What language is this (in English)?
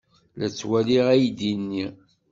Kabyle